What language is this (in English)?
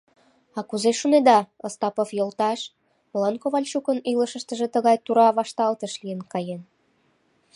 Mari